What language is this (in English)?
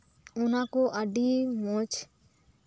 Santali